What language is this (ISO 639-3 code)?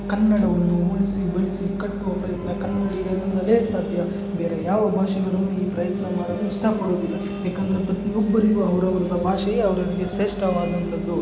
kan